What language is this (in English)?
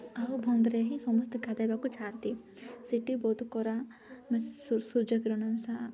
Odia